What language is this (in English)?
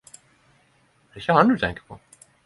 Norwegian Nynorsk